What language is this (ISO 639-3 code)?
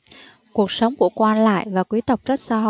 vie